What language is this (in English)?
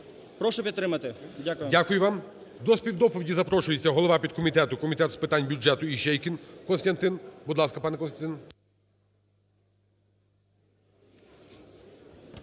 Ukrainian